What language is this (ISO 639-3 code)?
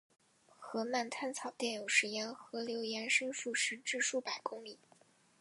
zho